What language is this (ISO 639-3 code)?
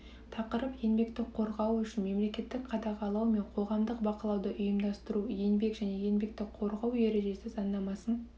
kaz